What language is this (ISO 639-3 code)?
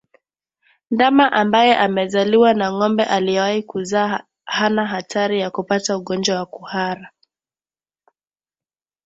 swa